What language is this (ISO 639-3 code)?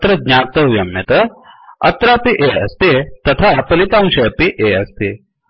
san